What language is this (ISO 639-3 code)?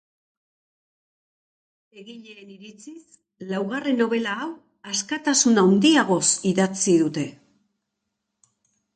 eus